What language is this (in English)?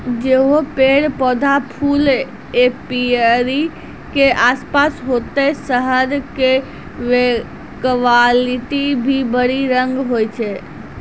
Maithili